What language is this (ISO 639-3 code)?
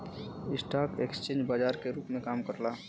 bho